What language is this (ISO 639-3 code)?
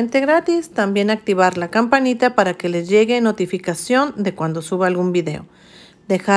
spa